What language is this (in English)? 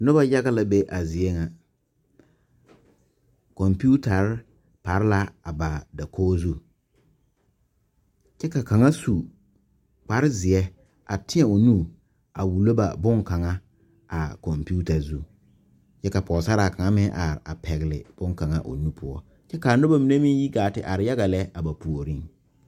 Southern Dagaare